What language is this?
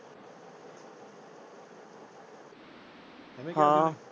Punjabi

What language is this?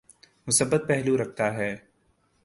Urdu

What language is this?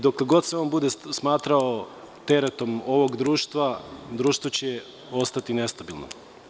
Serbian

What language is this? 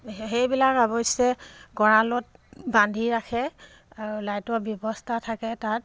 Assamese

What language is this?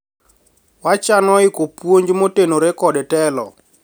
Luo (Kenya and Tanzania)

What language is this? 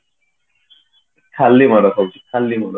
Odia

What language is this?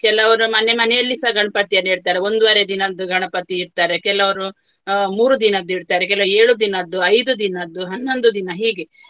Kannada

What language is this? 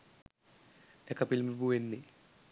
Sinhala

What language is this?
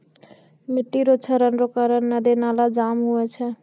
Maithili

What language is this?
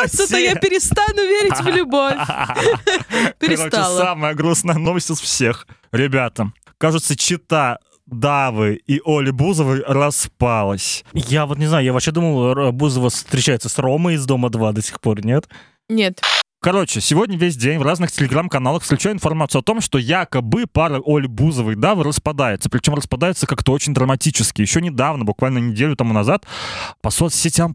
Russian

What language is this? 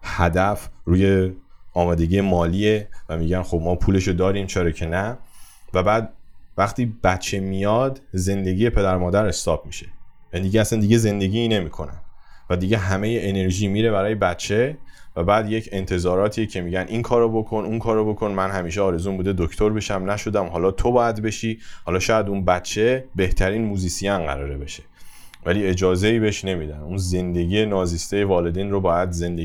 Persian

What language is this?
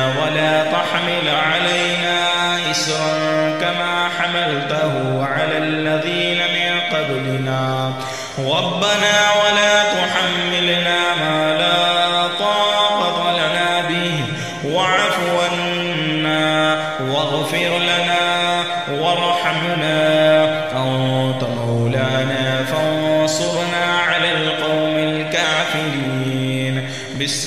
Arabic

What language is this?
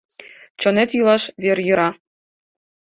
Mari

